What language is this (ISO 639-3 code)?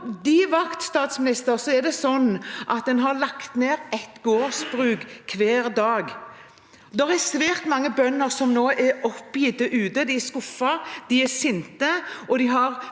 nor